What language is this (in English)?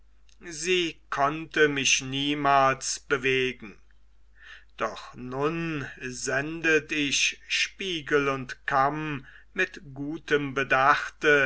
German